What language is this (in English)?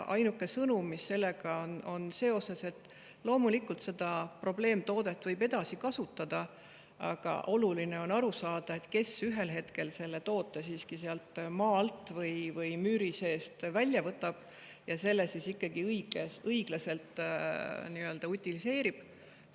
Estonian